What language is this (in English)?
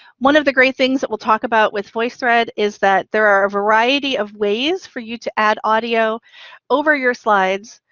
English